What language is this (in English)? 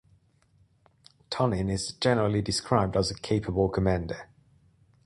English